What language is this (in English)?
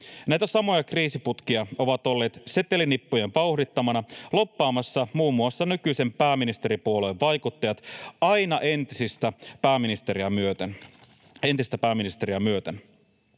Finnish